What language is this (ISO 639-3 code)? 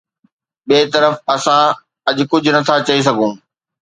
snd